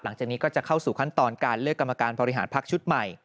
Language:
Thai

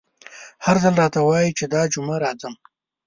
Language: Pashto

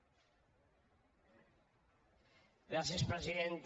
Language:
Catalan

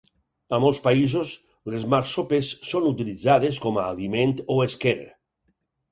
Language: Catalan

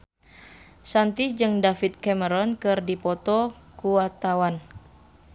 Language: Sundanese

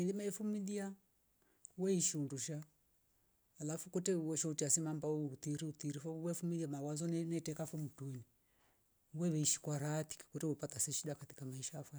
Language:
Rombo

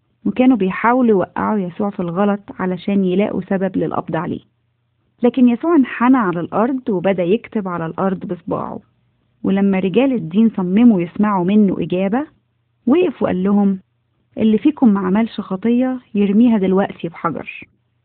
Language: Arabic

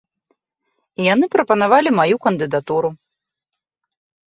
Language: Belarusian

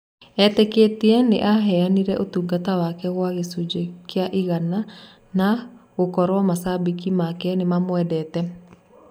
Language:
Kikuyu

